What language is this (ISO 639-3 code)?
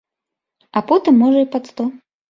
bel